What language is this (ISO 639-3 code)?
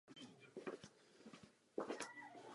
ces